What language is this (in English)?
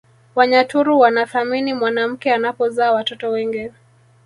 Swahili